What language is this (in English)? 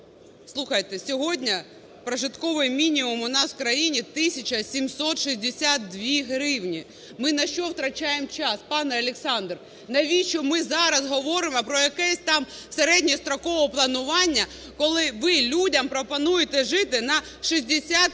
Ukrainian